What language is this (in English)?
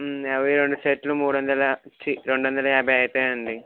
Telugu